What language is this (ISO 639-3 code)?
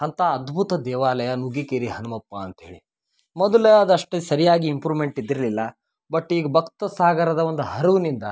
kan